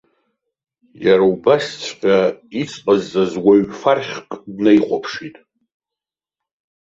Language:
Abkhazian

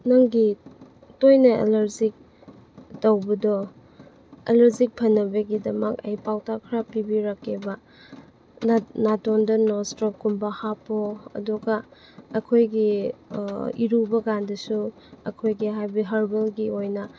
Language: Manipuri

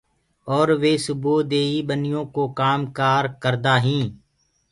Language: Gurgula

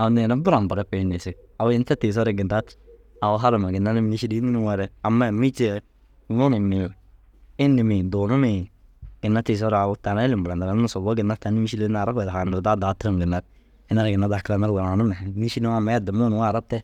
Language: Dazaga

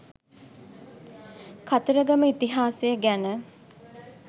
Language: Sinhala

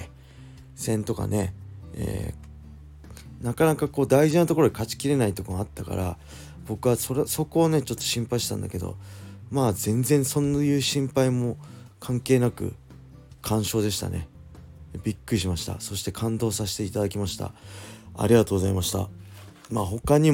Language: Japanese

